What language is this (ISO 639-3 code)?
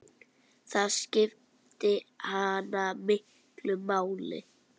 isl